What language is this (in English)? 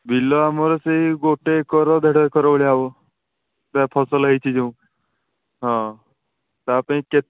Odia